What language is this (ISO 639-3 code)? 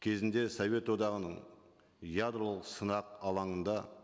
kaz